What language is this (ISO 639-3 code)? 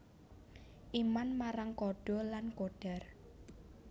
jav